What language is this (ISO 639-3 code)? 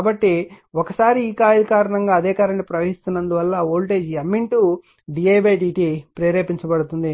tel